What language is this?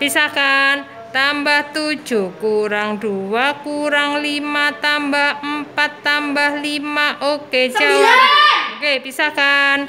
Indonesian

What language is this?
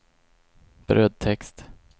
Swedish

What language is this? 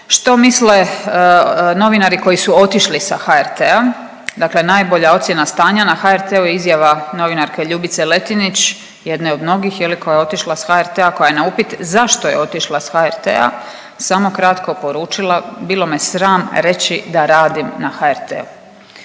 Croatian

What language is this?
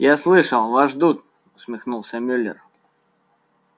Russian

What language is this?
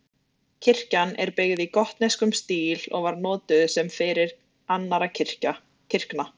Icelandic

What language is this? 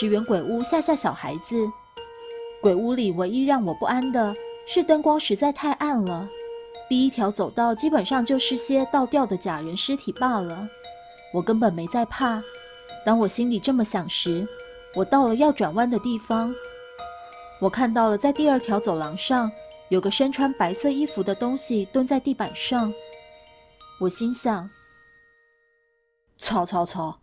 Chinese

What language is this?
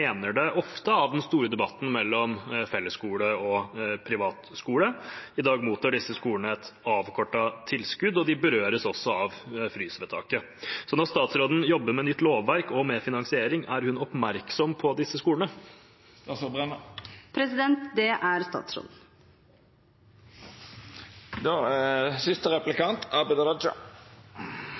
Norwegian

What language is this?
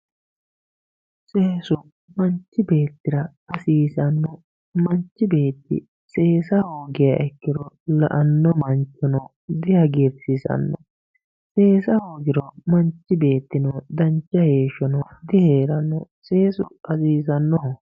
Sidamo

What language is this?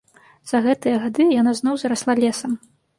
Belarusian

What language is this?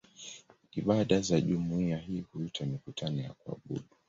Swahili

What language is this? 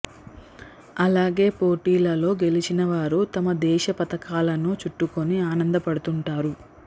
Telugu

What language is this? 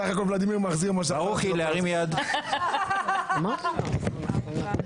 Hebrew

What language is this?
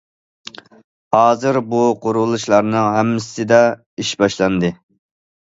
Uyghur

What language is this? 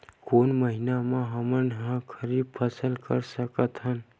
Chhattisgarhi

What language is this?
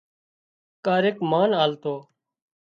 Wadiyara Koli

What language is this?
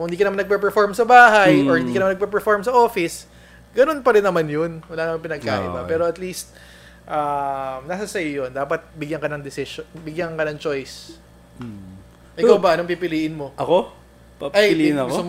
Filipino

